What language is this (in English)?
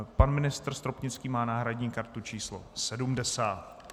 Czech